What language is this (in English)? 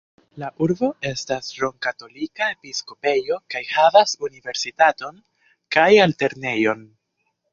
Esperanto